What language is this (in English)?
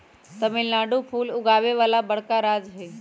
Magahi